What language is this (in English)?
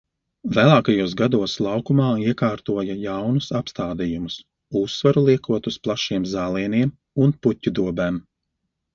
Latvian